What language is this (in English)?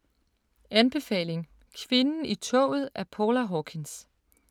Danish